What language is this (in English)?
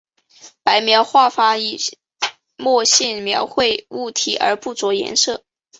Chinese